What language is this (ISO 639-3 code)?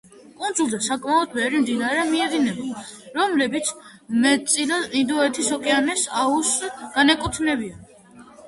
kat